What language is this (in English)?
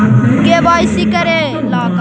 Magahi